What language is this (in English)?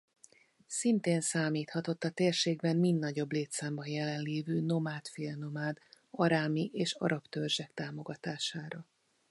Hungarian